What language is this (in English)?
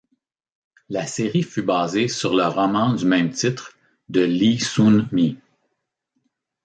French